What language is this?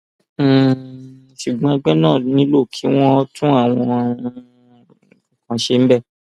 Yoruba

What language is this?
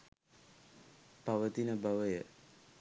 Sinhala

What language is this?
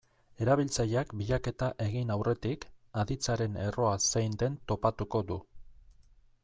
Basque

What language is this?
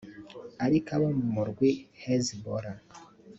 Kinyarwanda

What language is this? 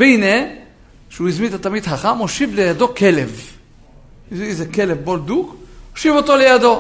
Hebrew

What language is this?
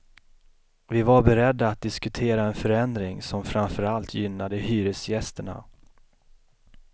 Swedish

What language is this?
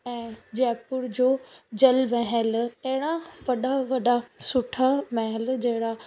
Sindhi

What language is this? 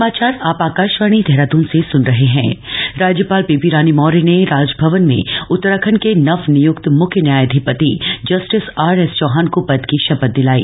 Hindi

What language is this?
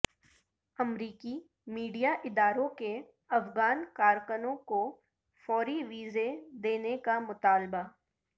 Urdu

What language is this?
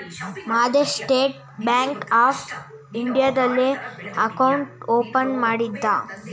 Kannada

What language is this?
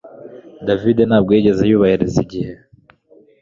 Kinyarwanda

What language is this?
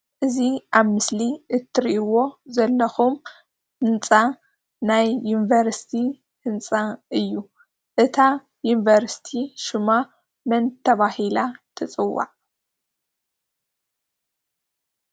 Tigrinya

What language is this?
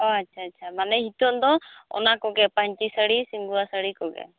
Santali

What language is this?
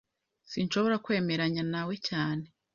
Kinyarwanda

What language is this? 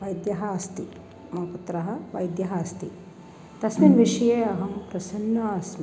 Sanskrit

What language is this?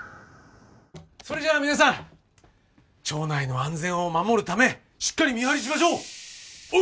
Japanese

